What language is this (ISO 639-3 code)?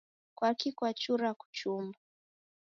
dav